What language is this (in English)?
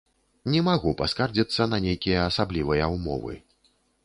Belarusian